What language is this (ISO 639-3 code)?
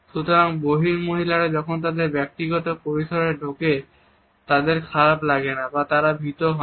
ben